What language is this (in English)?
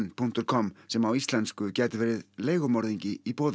Icelandic